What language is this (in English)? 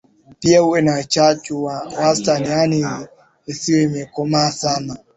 Swahili